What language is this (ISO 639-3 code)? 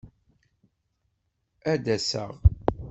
kab